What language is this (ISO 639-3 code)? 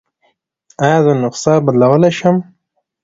pus